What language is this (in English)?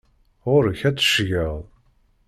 Kabyle